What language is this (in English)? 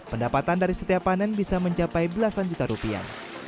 Indonesian